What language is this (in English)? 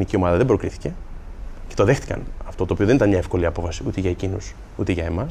Greek